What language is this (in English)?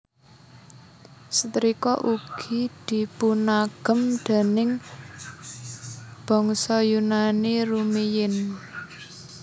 Javanese